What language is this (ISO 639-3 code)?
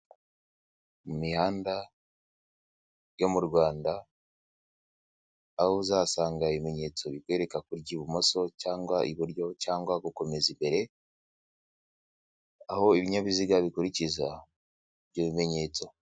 kin